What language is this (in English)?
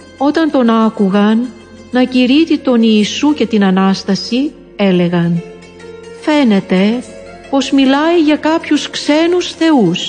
Greek